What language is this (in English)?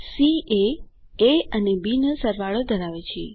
Gujarati